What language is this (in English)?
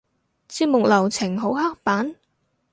Cantonese